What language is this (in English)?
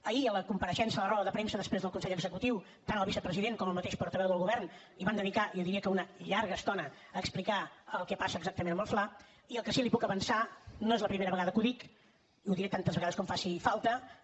Catalan